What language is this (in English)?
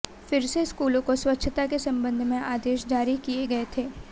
Hindi